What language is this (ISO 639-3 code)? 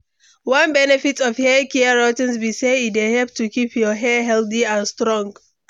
pcm